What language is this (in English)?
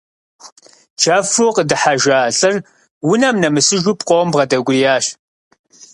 Kabardian